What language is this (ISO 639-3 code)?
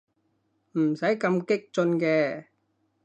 yue